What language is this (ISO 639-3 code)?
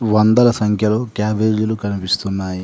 tel